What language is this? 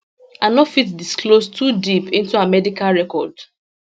Nigerian Pidgin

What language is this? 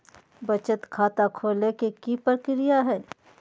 Magahi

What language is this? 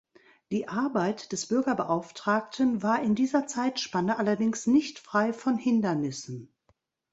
German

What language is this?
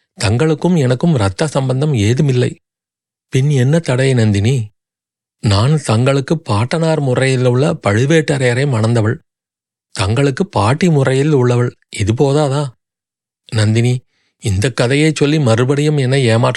Tamil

